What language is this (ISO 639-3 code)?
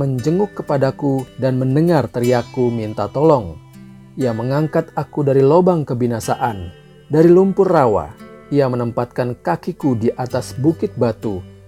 ind